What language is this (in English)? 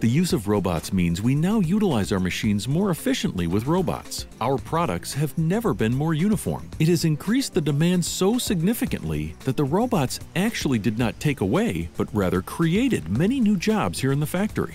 English